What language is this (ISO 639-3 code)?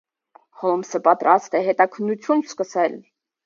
hye